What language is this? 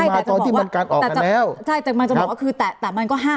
Thai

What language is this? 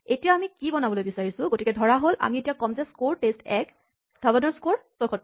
Assamese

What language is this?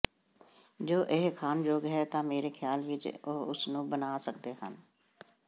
Punjabi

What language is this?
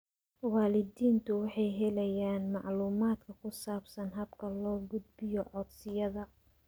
Somali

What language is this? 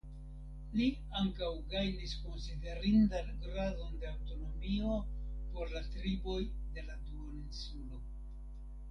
Esperanto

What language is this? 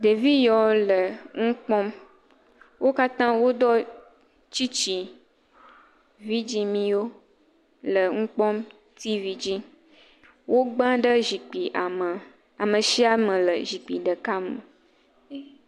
Ewe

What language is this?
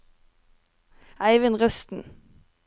Norwegian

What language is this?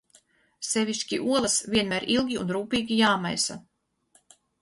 Latvian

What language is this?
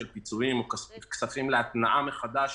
Hebrew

